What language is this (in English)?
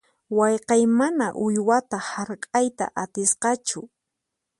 Puno Quechua